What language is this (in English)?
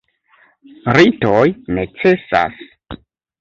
Esperanto